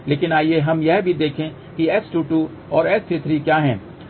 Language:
Hindi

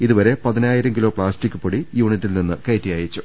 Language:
Malayalam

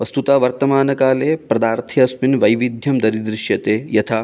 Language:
Sanskrit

